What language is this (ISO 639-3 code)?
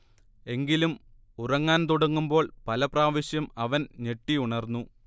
mal